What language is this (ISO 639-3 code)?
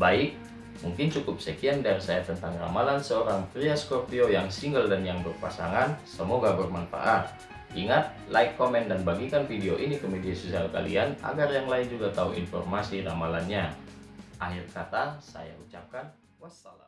ind